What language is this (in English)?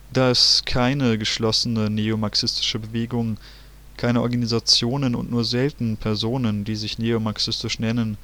German